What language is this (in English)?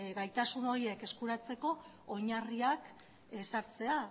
Basque